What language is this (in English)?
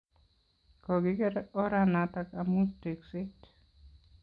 Kalenjin